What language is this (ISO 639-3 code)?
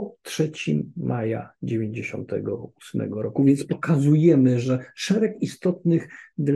pol